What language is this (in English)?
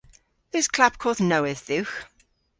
Cornish